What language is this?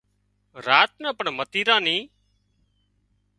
Wadiyara Koli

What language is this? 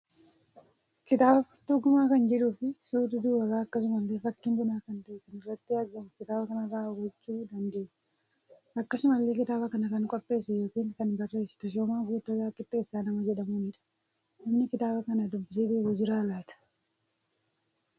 Oromo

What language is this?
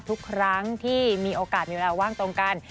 Thai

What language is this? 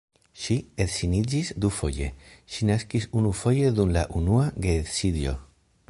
Esperanto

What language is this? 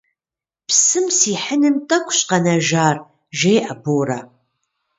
Kabardian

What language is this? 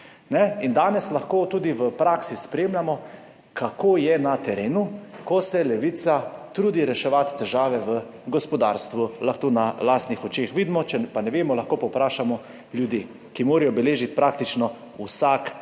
Slovenian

